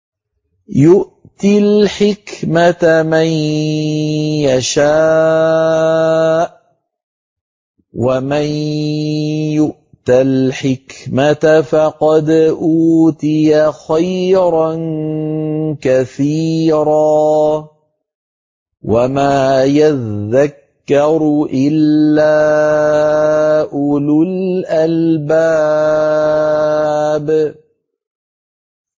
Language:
Arabic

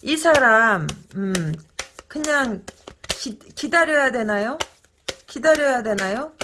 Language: Korean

